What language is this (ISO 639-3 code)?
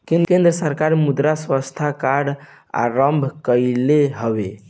bho